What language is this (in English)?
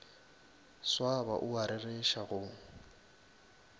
Northern Sotho